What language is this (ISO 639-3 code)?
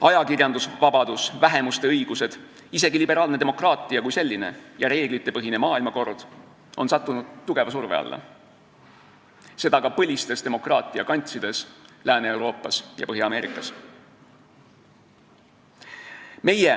est